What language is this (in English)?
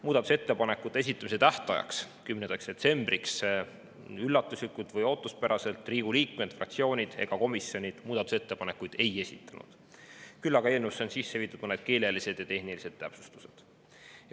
Estonian